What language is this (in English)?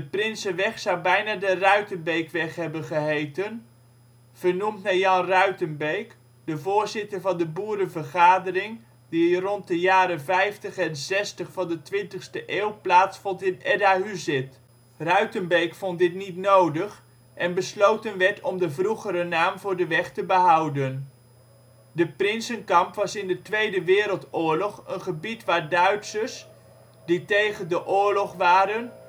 Dutch